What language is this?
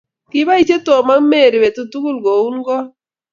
Kalenjin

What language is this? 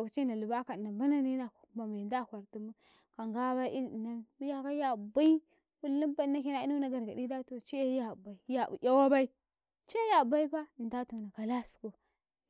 Karekare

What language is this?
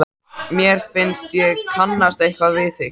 Icelandic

